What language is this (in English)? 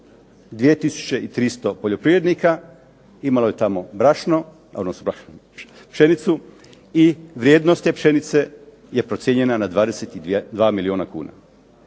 Croatian